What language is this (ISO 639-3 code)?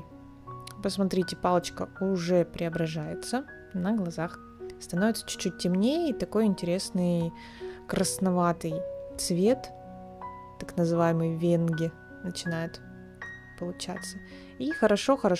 rus